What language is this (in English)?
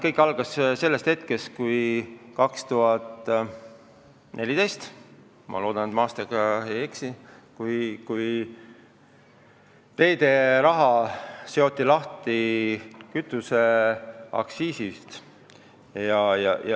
Estonian